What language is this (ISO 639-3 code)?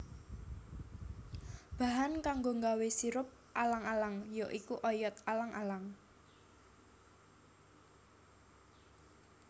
jav